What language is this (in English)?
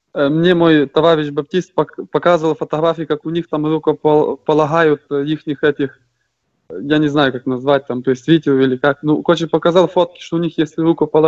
Russian